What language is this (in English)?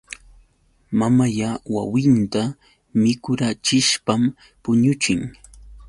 Yauyos Quechua